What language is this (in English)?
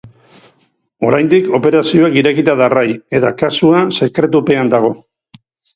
Basque